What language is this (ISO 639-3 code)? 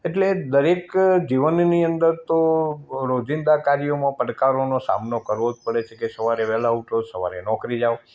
guj